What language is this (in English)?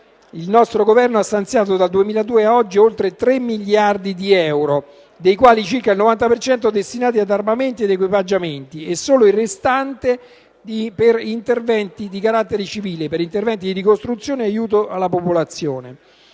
Italian